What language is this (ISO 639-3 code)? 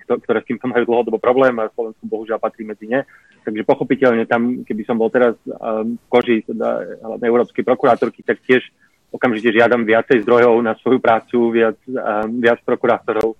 slk